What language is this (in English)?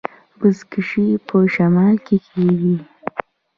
Pashto